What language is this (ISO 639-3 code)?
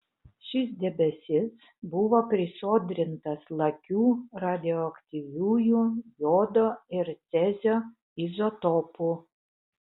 lit